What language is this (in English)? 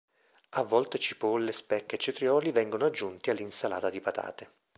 Italian